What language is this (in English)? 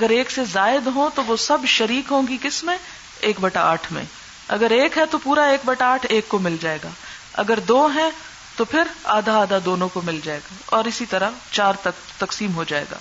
Urdu